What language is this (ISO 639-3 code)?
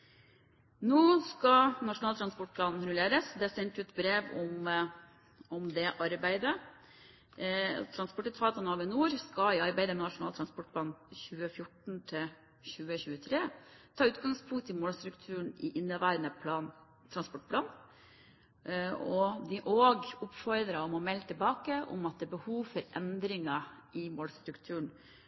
nob